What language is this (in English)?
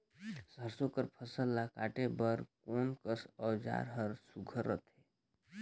Chhattisgarhi